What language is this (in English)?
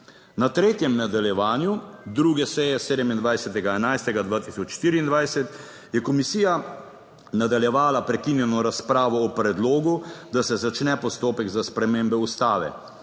Slovenian